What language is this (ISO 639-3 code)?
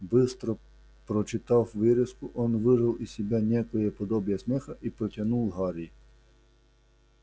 rus